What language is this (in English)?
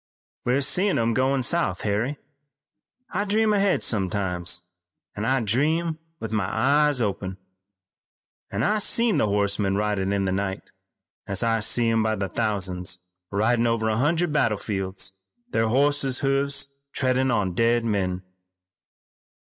English